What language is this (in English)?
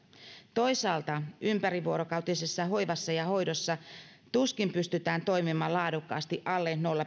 Finnish